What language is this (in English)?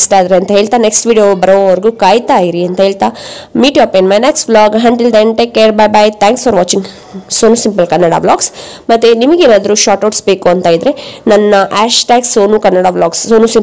Hindi